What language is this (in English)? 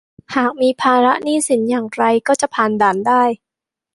Thai